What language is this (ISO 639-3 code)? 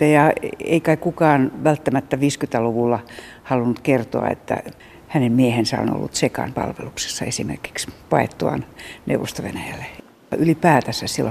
fin